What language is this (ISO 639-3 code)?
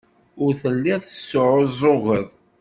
kab